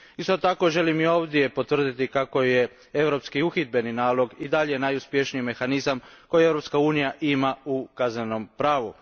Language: Croatian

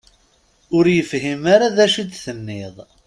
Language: Kabyle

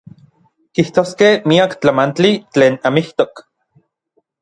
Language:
Orizaba Nahuatl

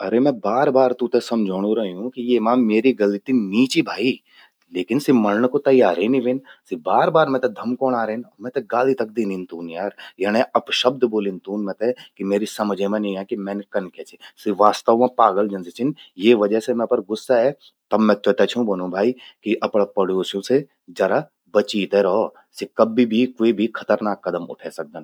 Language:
Garhwali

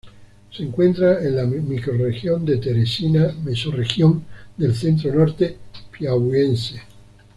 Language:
Spanish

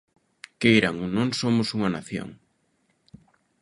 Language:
Galician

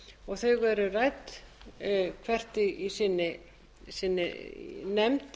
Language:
Icelandic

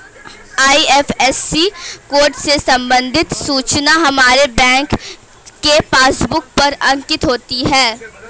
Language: Hindi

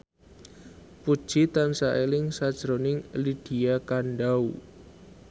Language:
Javanese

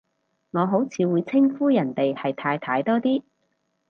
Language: Cantonese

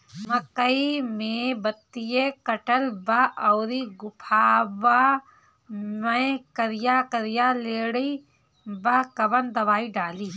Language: Bhojpuri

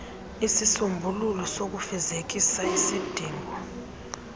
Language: Xhosa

